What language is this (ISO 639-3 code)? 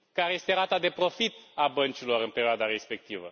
ron